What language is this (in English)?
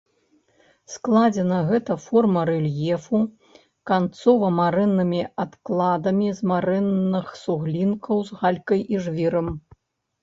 Belarusian